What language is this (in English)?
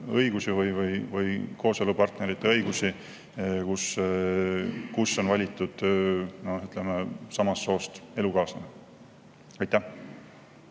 Estonian